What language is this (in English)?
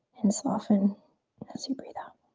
English